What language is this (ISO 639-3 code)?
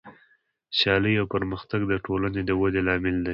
pus